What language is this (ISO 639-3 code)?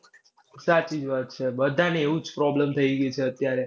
guj